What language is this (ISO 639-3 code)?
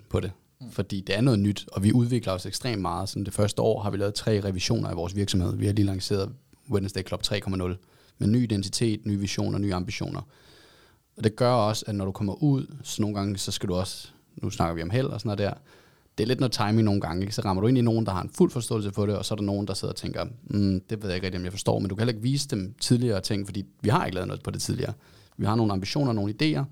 dan